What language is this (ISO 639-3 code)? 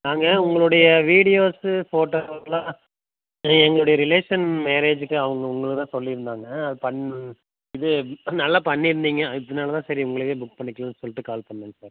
tam